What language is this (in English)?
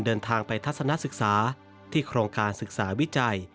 Thai